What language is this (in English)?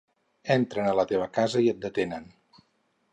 Catalan